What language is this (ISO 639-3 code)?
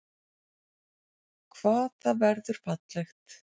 isl